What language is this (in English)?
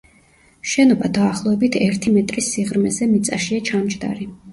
Georgian